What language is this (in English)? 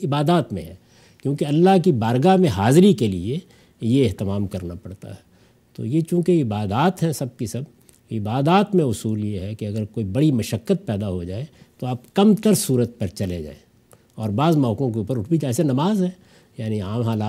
Urdu